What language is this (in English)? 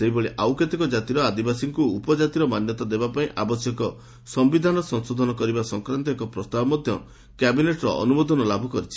Odia